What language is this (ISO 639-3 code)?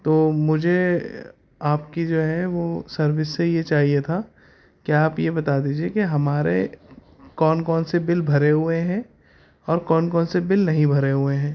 urd